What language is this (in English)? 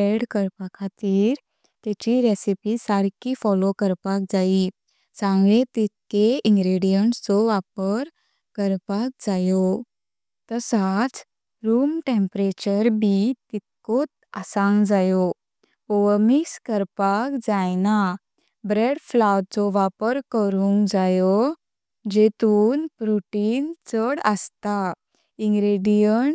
Konkani